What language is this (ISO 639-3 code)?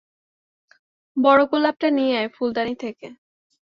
ben